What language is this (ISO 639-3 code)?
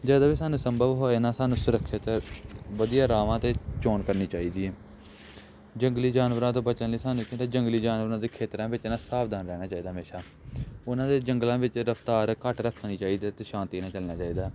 pan